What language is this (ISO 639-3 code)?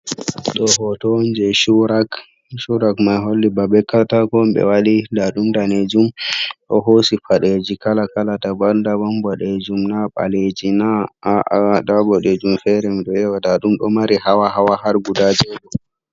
ful